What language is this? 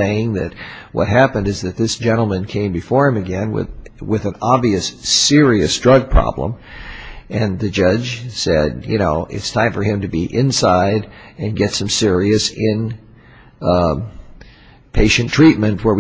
English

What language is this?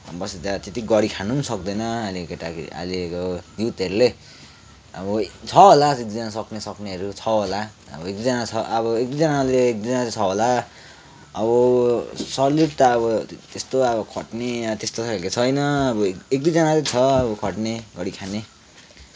Nepali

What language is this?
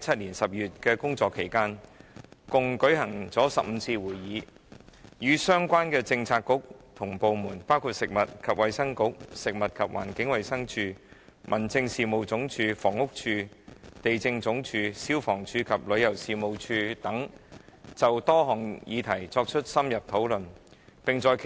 Cantonese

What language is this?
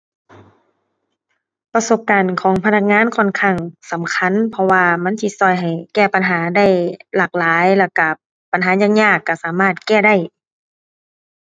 Thai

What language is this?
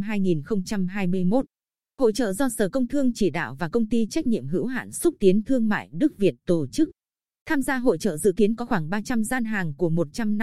Vietnamese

